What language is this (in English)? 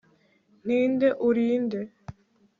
Kinyarwanda